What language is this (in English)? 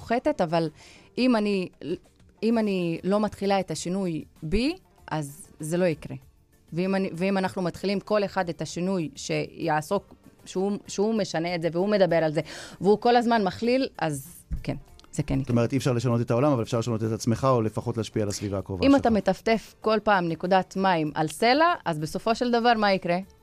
Hebrew